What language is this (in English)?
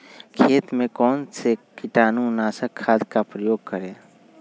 Magahi